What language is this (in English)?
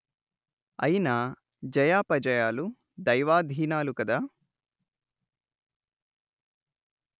Telugu